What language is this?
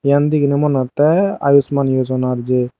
Chakma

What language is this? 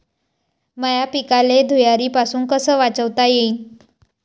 Marathi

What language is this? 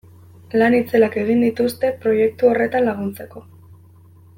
Basque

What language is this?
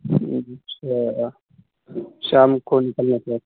Urdu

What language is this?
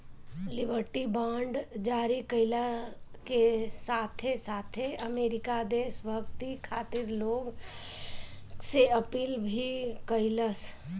Bhojpuri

